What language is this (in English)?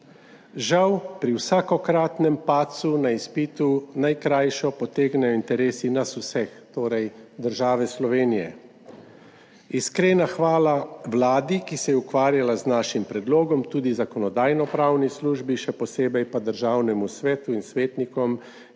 Slovenian